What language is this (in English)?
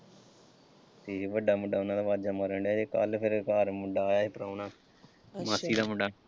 Punjabi